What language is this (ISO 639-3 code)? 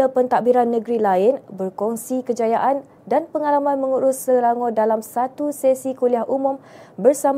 msa